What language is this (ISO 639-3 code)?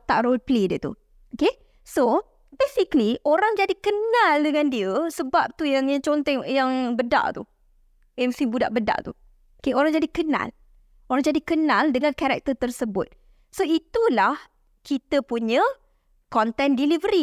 msa